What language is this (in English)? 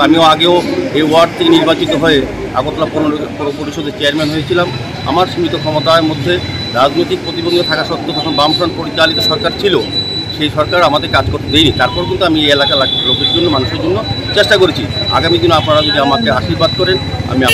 Hindi